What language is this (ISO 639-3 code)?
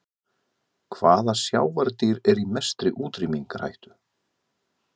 isl